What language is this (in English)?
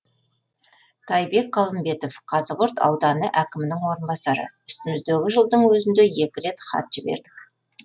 Kazakh